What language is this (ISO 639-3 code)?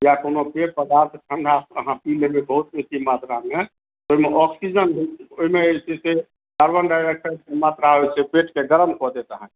mai